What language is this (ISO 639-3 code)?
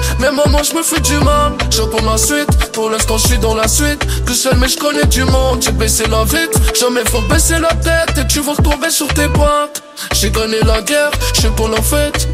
fra